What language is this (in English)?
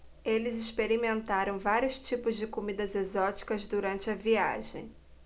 Portuguese